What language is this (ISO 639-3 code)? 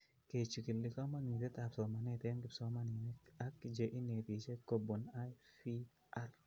kln